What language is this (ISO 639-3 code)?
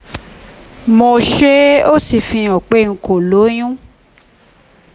yor